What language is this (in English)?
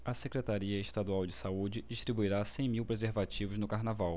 Portuguese